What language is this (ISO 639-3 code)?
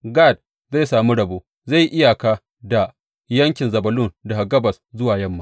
hau